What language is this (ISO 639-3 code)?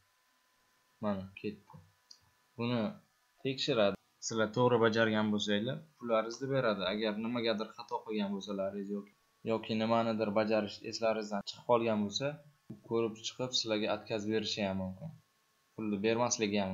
ron